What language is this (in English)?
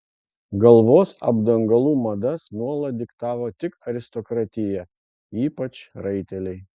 Lithuanian